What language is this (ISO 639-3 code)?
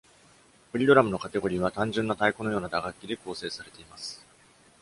jpn